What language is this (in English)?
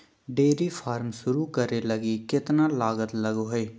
Magahi